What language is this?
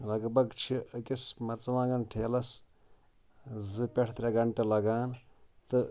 Kashmiri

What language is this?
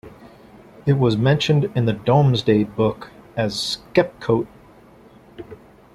English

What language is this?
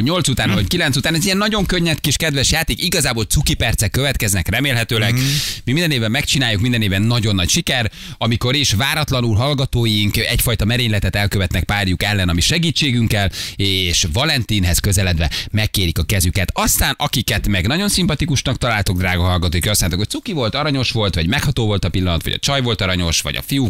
Hungarian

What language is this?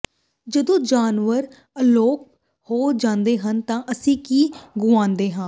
Punjabi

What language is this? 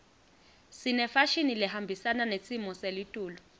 Swati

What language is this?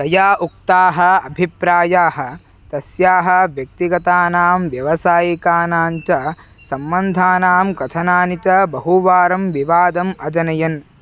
Sanskrit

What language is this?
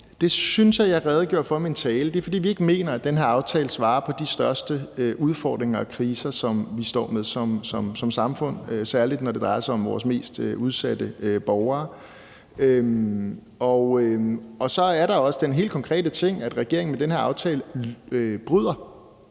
Danish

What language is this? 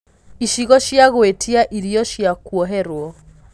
Kikuyu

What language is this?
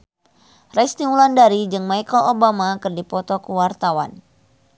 Sundanese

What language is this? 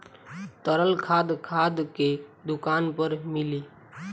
Bhojpuri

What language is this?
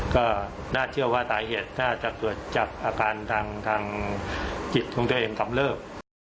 Thai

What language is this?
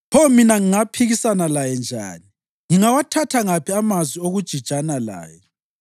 North Ndebele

